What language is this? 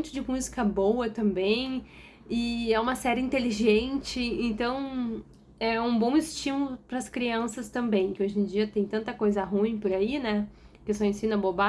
Portuguese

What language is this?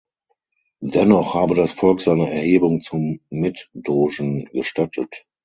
German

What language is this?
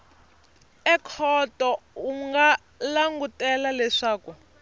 Tsonga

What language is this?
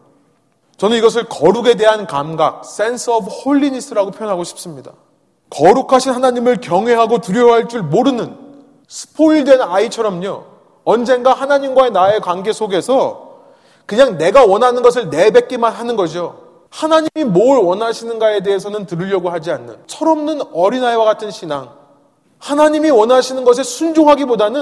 Korean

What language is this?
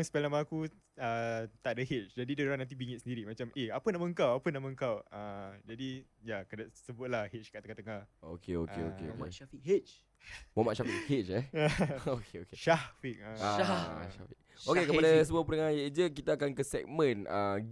Malay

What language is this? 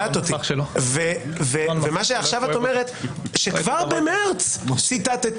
Hebrew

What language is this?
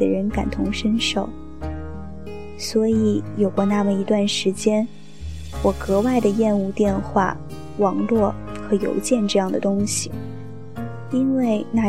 Chinese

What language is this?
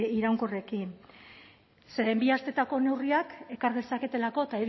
Basque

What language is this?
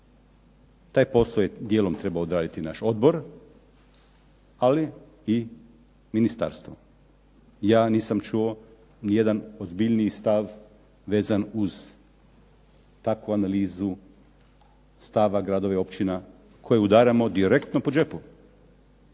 Croatian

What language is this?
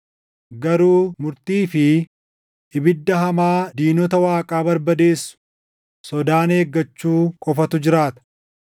Oromo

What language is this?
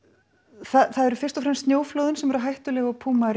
Icelandic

